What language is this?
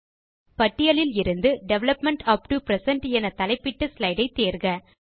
Tamil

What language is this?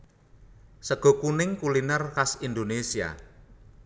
Javanese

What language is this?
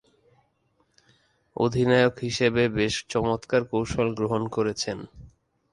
Bangla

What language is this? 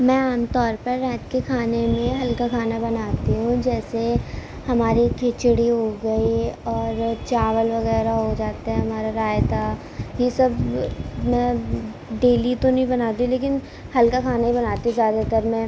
Urdu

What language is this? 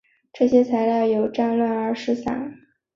Chinese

